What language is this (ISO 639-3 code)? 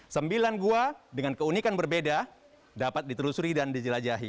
ind